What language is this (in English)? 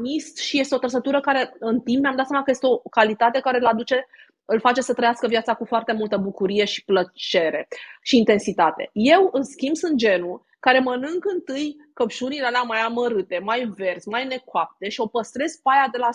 Romanian